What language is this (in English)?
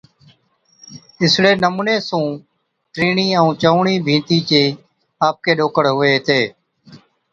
Od